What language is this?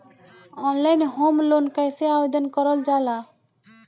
Bhojpuri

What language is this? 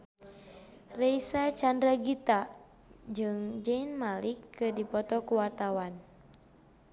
Sundanese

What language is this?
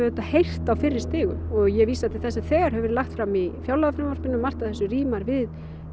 Icelandic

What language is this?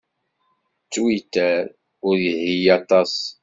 Kabyle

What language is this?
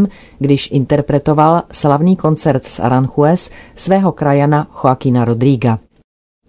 Czech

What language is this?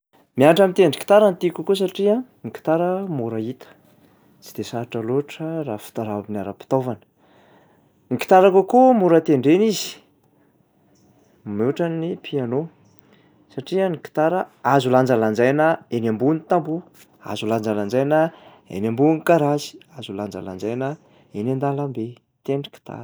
Malagasy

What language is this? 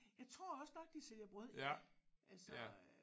Danish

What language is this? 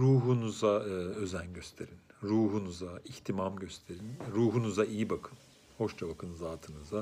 Turkish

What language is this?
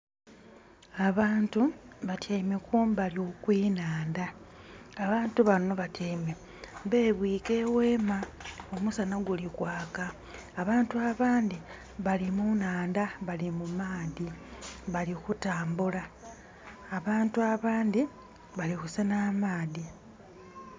Soga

